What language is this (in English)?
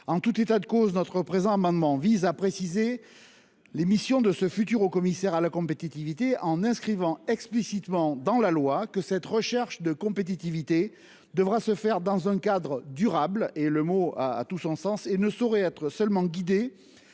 French